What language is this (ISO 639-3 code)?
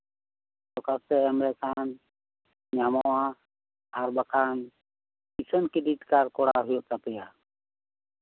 sat